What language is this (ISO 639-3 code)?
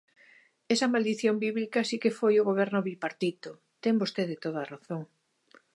glg